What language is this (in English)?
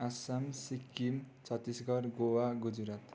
Nepali